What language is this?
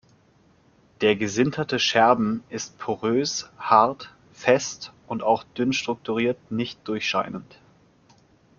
German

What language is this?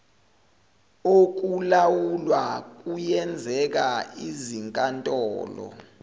Zulu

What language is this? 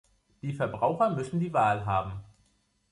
German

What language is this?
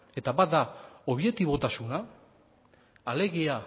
Basque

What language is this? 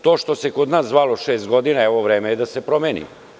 Serbian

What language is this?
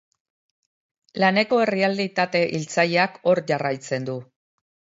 Basque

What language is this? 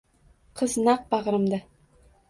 Uzbek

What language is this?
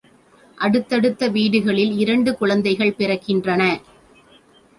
Tamil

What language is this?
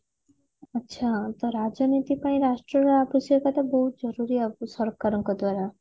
Odia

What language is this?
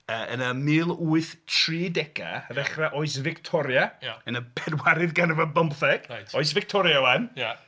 Welsh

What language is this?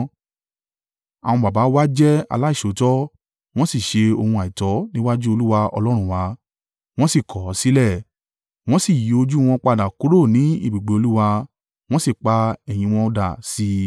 Yoruba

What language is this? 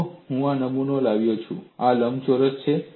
Gujarati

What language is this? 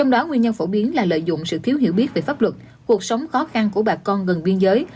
Vietnamese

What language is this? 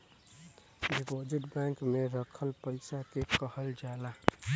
Bhojpuri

